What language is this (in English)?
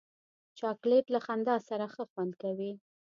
Pashto